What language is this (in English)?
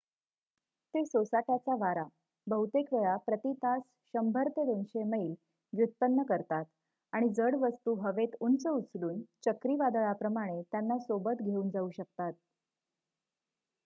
Marathi